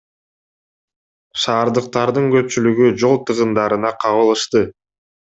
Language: Kyrgyz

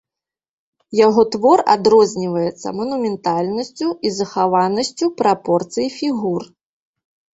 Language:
Belarusian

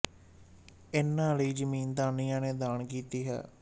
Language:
Punjabi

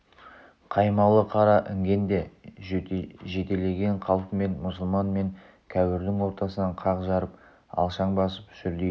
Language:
Kazakh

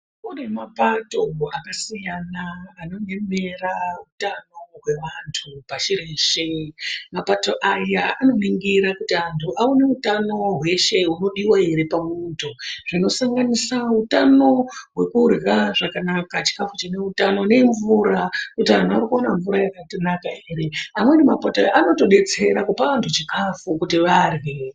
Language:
Ndau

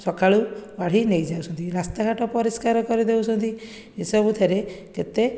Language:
Odia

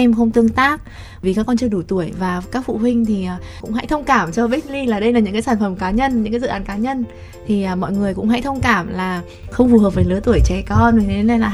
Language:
Vietnamese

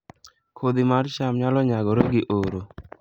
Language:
Luo (Kenya and Tanzania)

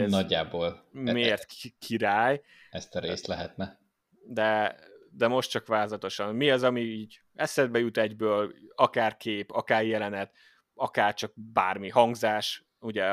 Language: Hungarian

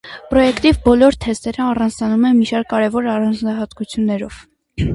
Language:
Armenian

